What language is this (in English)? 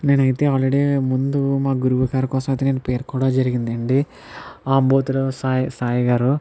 Telugu